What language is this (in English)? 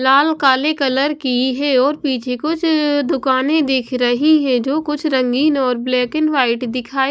Hindi